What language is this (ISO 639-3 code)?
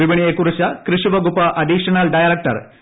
mal